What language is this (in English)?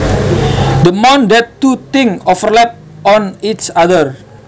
Javanese